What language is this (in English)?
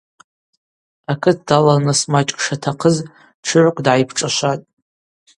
Abaza